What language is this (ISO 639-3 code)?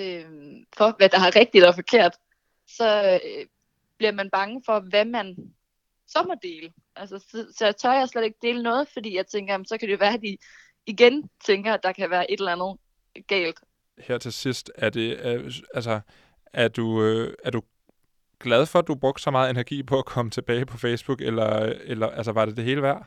dan